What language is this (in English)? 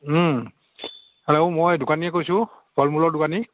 Assamese